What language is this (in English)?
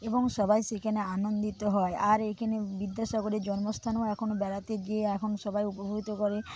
Bangla